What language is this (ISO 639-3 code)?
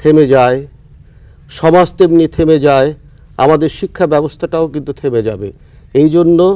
hin